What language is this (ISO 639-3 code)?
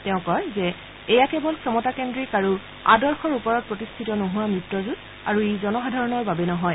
asm